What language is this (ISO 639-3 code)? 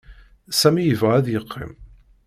kab